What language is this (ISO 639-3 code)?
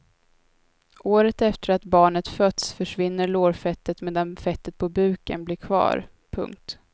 swe